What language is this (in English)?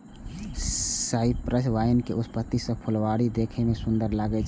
Maithili